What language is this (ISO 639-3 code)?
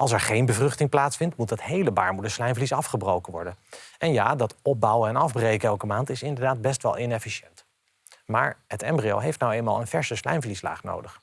nld